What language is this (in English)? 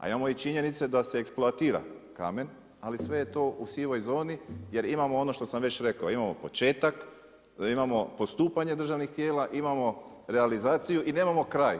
Croatian